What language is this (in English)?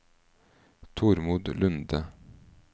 Norwegian